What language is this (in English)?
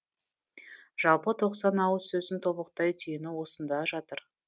Kazakh